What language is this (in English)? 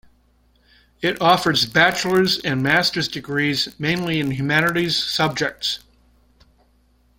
English